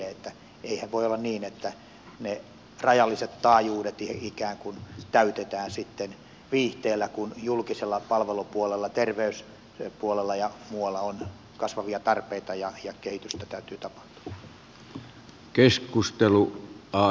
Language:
Finnish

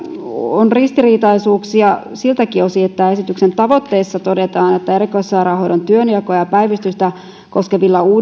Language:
Finnish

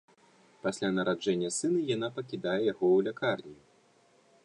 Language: Belarusian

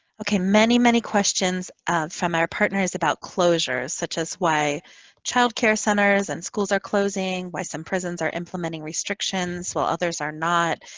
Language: English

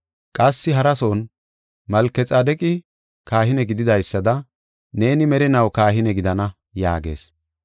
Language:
Gofa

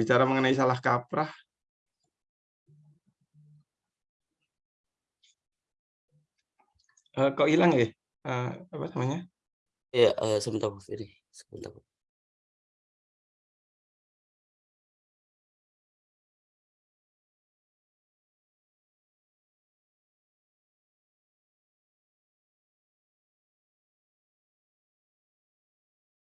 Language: Indonesian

